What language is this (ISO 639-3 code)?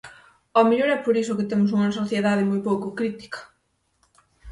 glg